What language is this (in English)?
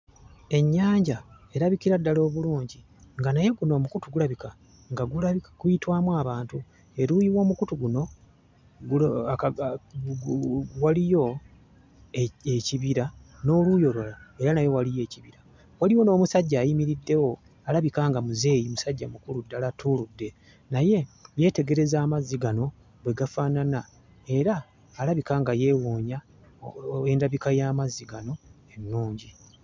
Ganda